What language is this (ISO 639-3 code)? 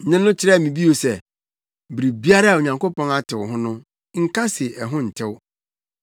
aka